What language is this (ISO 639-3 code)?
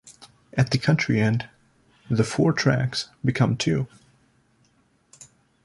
eng